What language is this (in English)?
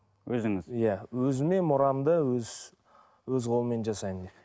Kazakh